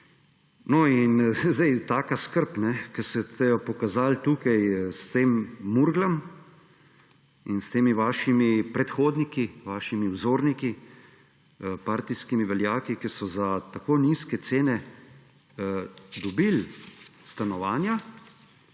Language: Slovenian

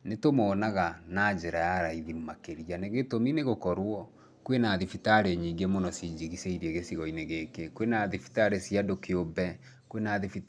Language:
Kikuyu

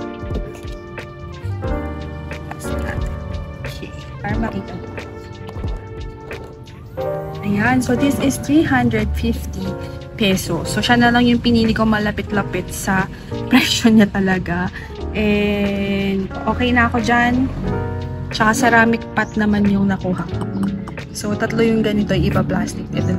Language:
Filipino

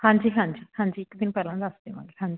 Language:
Punjabi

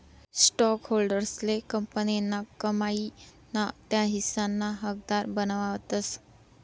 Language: Marathi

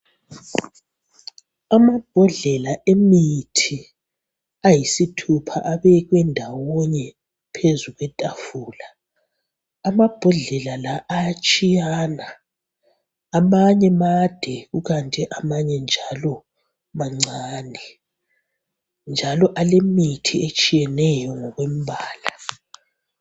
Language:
North Ndebele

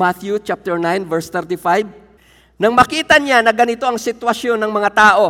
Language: Filipino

